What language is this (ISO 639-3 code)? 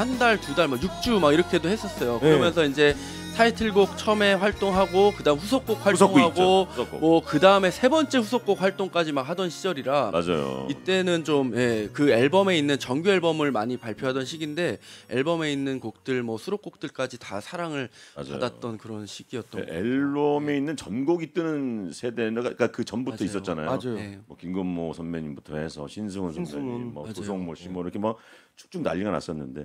kor